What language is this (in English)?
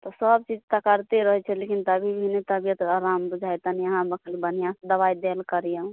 Maithili